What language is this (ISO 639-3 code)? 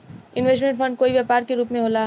bho